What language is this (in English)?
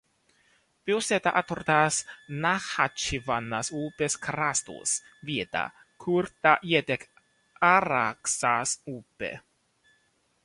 Latvian